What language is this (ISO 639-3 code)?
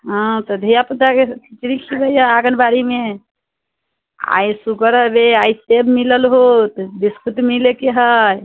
mai